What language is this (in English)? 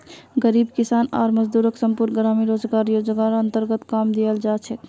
Magahi